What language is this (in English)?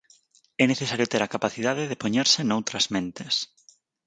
Galician